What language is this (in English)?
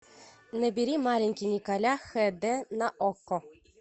Russian